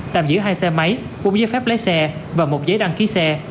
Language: Vietnamese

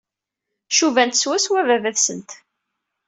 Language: Kabyle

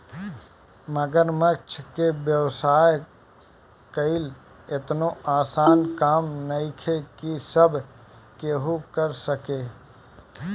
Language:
Bhojpuri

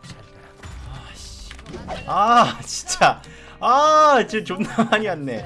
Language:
Korean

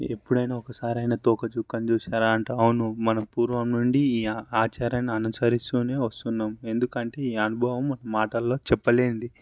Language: Telugu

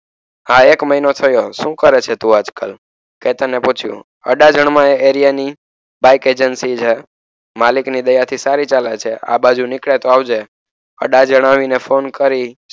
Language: Gujarati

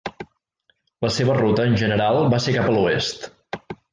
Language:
Catalan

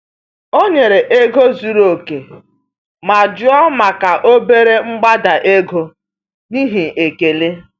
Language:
Igbo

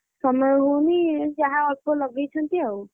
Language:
Odia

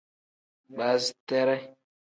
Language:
Tem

